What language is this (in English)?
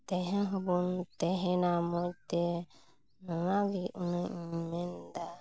Santali